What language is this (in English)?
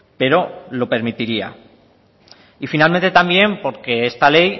Spanish